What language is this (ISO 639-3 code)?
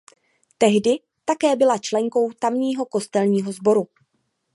ces